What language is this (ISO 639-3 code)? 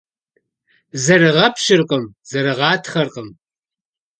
kbd